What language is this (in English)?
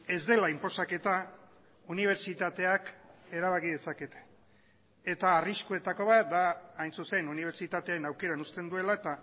Basque